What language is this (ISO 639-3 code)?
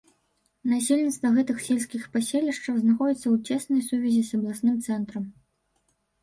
bel